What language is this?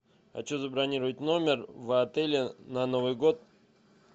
Russian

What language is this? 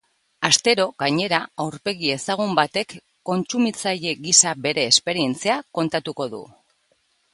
Basque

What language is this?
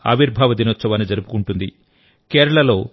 Telugu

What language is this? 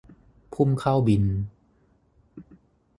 Thai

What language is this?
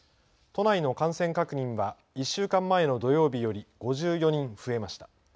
Japanese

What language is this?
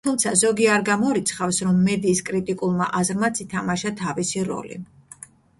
Georgian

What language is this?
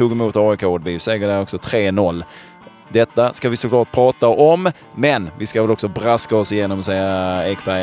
Swedish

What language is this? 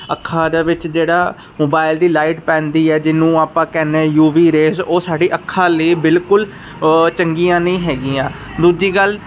Punjabi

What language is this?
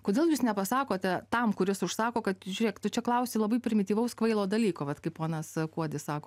Lithuanian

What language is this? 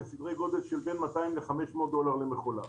Hebrew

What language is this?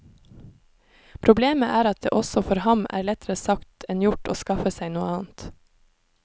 Norwegian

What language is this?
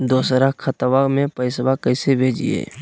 Magahi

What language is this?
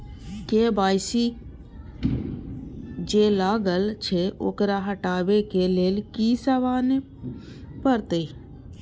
Maithili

